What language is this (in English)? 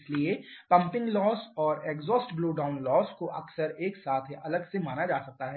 Hindi